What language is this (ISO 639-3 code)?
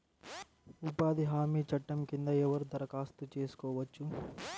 tel